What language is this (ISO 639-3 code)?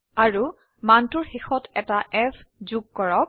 asm